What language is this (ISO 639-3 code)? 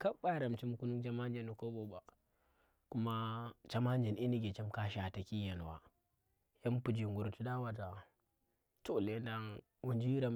ttr